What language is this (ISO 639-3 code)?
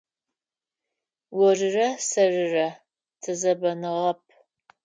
ady